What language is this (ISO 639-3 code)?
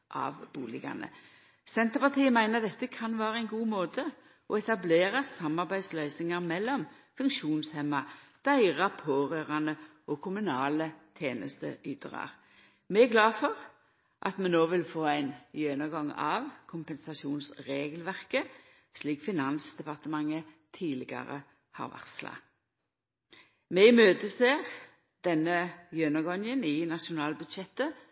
nno